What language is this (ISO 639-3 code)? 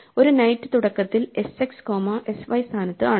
mal